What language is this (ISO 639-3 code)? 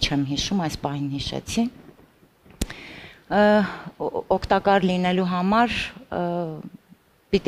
ron